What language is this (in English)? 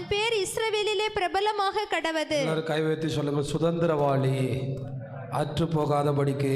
Tamil